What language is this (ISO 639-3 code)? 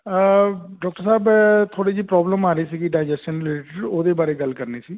pan